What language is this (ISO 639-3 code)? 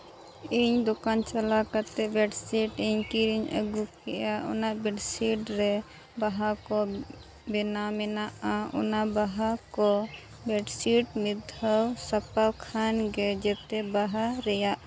sat